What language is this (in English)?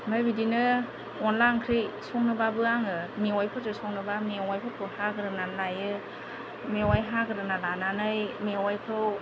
Bodo